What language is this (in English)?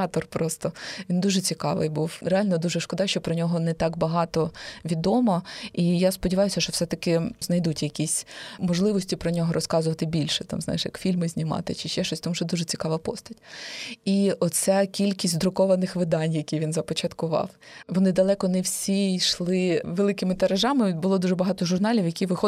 Ukrainian